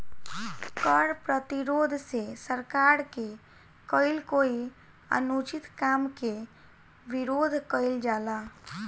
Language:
Bhojpuri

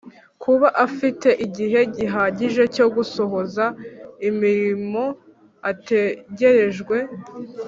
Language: Kinyarwanda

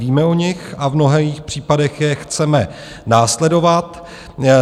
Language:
Czech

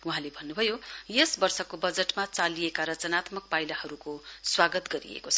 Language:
Nepali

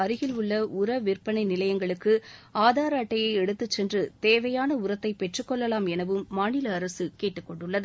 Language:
Tamil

